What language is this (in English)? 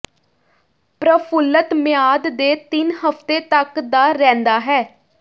Punjabi